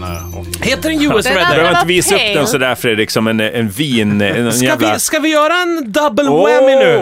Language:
Swedish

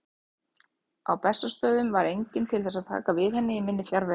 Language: Icelandic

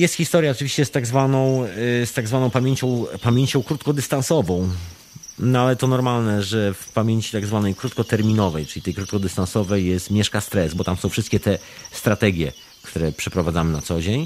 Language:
Polish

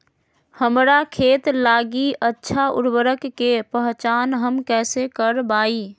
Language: Magahi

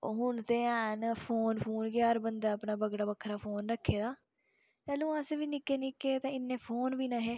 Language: Dogri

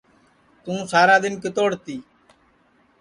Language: Sansi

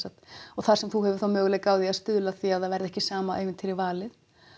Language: Icelandic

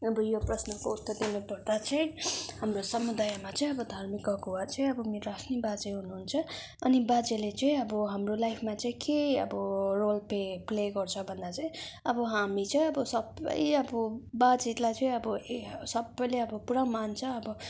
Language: Nepali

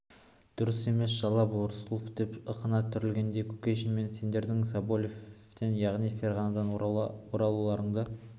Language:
Kazakh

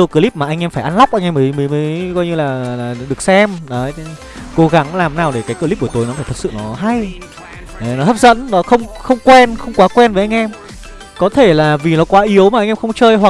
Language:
Vietnamese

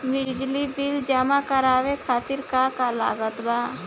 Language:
Bhojpuri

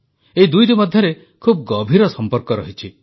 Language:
Odia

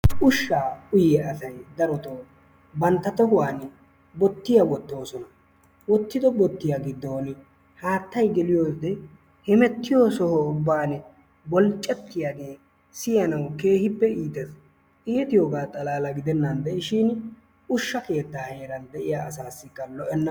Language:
Wolaytta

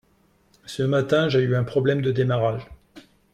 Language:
French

